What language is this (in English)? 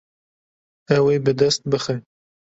Kurdish